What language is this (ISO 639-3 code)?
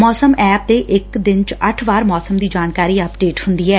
pan